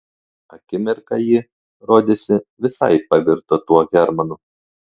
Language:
Lithuanian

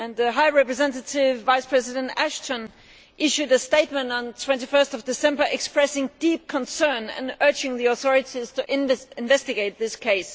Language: English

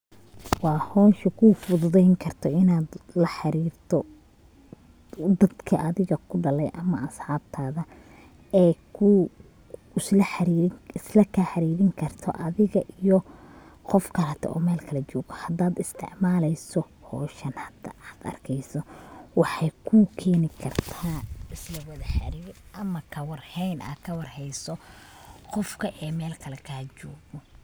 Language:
Somali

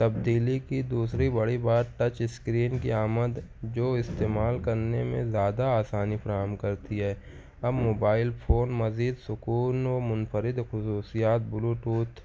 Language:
Urdu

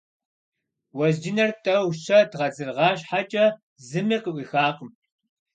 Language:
Kabardian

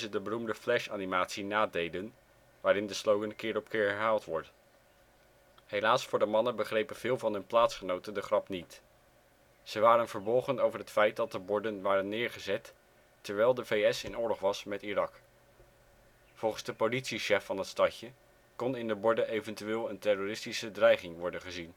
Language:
Dutch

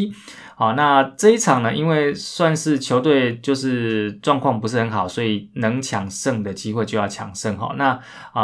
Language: Chinese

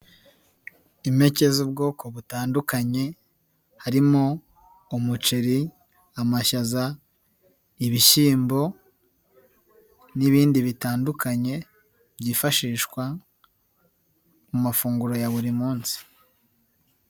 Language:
Kinyarwanda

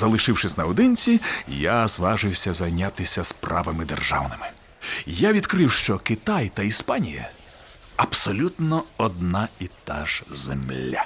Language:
Ukrainian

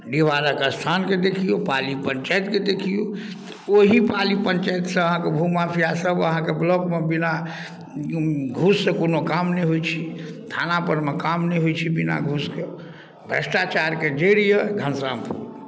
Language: Maithili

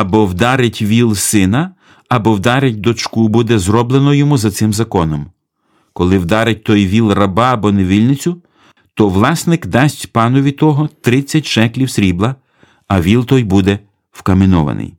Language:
Ukrainian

